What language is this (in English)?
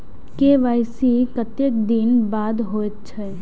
Maithili